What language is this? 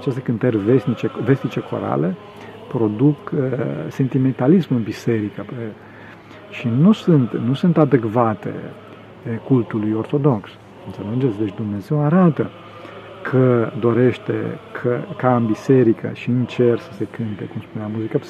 Romanian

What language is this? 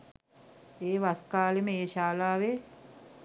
Sinhala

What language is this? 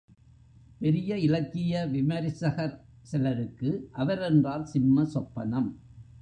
Tamil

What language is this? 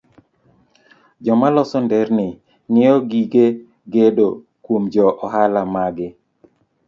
Luo (Kenya and Tanzania)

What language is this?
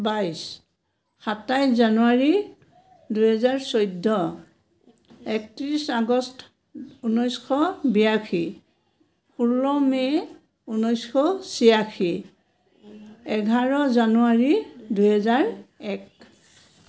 Assamese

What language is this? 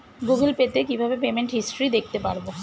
Bangla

